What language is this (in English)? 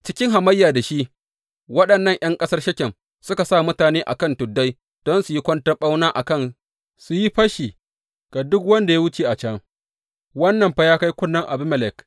Hausa